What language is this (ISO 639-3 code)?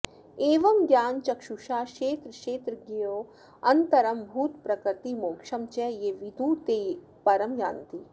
san